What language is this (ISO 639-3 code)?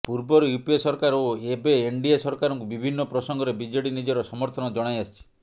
ori